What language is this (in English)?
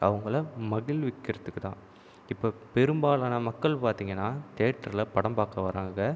Tamil